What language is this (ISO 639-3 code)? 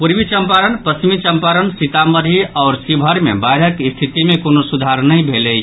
mai